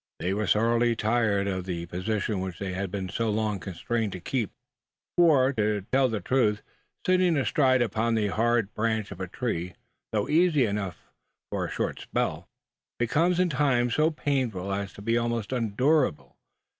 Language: English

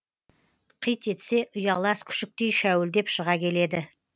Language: Kazakh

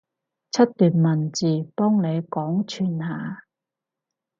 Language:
Cantonese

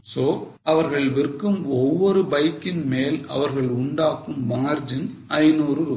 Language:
Tamil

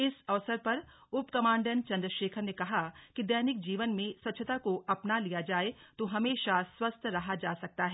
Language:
Hindi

